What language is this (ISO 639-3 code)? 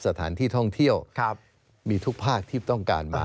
tha